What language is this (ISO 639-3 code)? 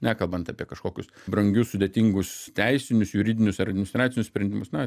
lit